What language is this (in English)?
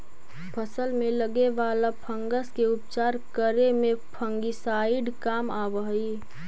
Magahi